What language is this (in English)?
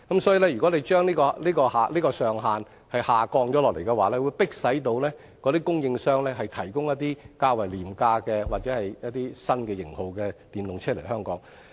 Cantonese